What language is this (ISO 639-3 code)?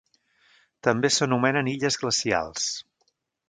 cat